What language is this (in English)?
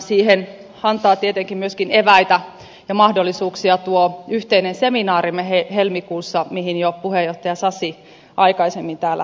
Finnish